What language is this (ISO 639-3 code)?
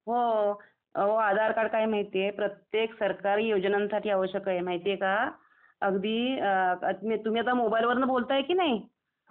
mar